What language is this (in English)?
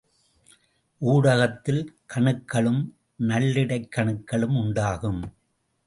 Tamil